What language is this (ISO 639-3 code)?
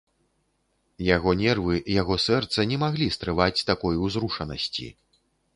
bel